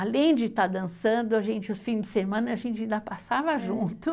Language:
Portuguese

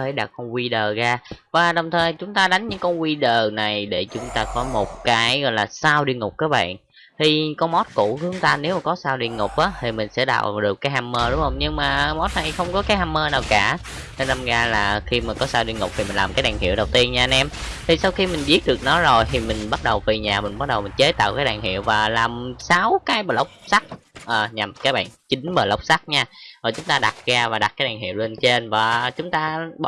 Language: Vietnamese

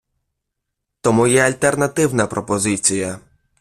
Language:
Ukrainian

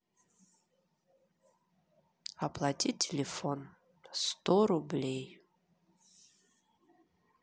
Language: Russian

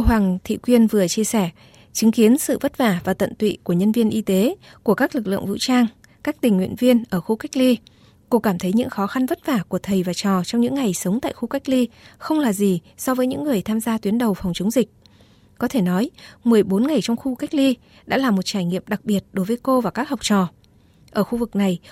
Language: Vietnamese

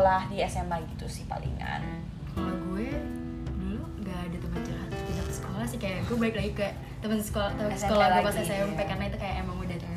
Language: Indonesian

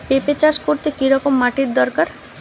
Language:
Bangla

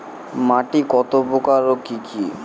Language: Bangla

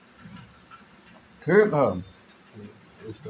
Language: Bhojpuri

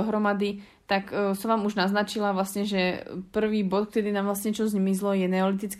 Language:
Slovak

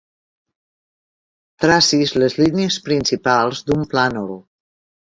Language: Catalan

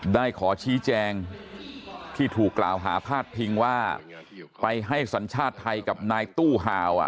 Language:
Thai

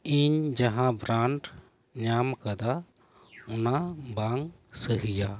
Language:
Santali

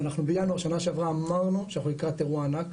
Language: Hebrew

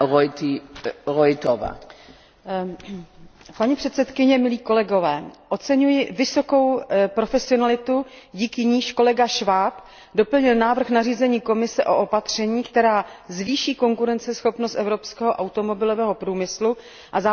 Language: Czech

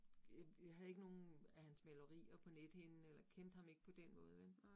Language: Danish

